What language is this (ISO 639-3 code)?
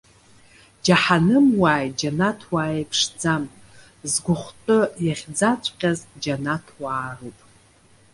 abk